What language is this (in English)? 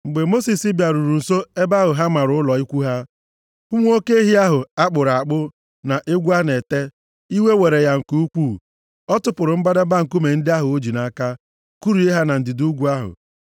Igbo